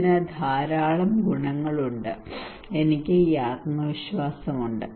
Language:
Malayalam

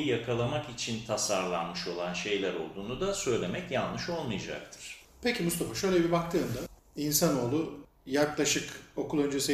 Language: Turkish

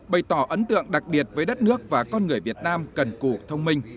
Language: Vietnamese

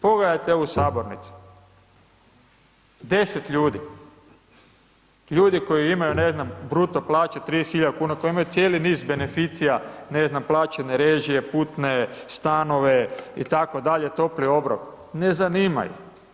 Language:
Croatian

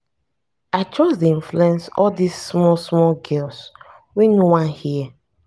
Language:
Nigerian Pidgin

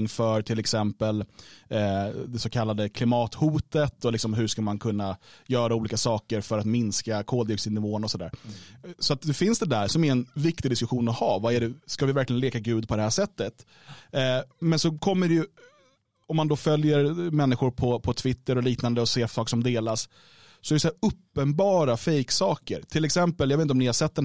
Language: Swedish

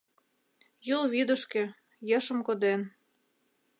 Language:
Mari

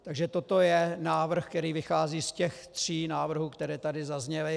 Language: Czech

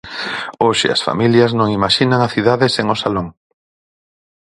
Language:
Galician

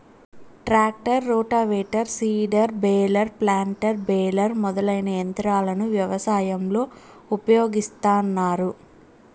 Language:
Telugu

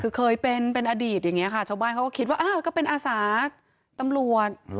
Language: Thai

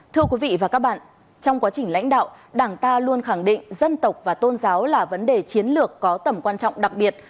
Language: Vietnamese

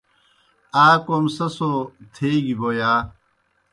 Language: Kohistani Shina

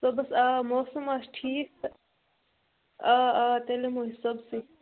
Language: Kashmiri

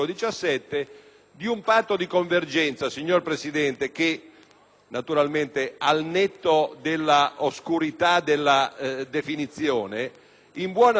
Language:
Italian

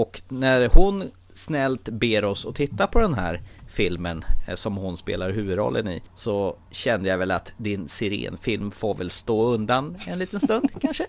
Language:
Swedish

